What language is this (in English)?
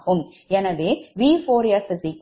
Tamil